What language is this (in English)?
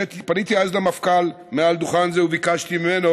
Hebrew